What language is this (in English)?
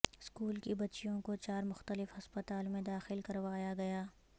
Urdu